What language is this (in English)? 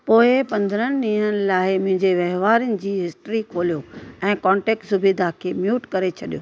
Sindhi